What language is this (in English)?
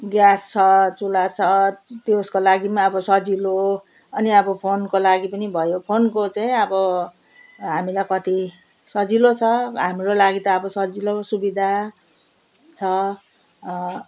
Nepali